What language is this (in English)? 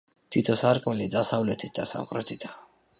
Georgian